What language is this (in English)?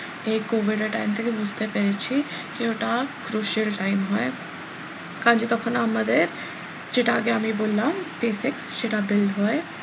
Bangla